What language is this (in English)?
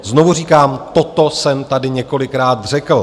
Czech